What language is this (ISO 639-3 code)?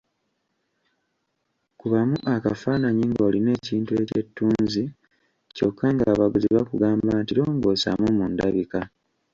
lug